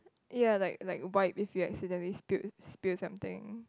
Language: English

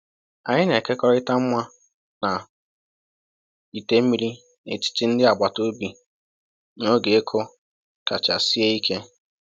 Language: Igbo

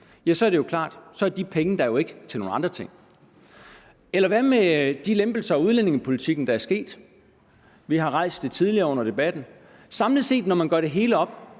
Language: Danish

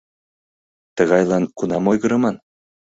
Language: Mari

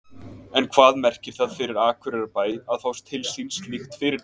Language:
Icelandic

